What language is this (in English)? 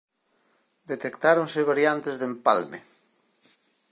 Galician